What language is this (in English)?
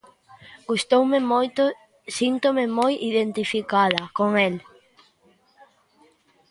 Galician